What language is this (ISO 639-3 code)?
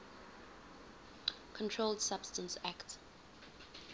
eng